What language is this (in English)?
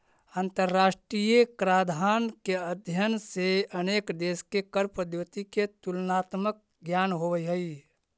Magahi